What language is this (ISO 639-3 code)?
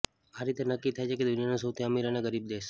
guj